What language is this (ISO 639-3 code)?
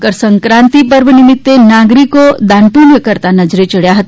guj